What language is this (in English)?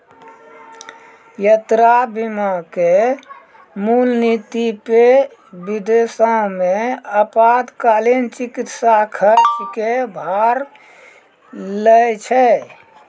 Maithili